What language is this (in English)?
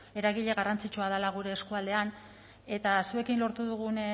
Basque